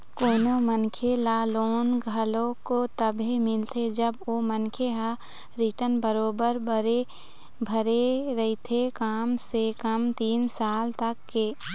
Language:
Chhattisgarhi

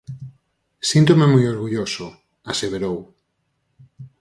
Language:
Galician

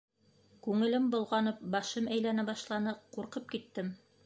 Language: Bashkir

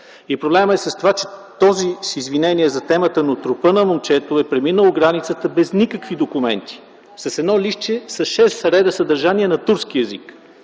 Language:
Bulgarian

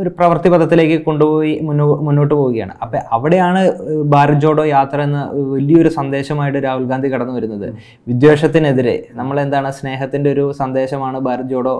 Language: Malayalam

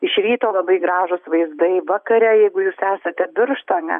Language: Lithuanian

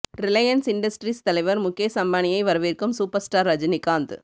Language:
Tamil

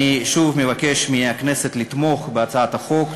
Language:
Hebrew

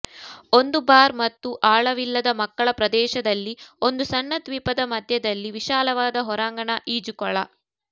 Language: Kannada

